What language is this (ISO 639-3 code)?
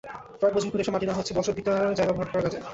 ben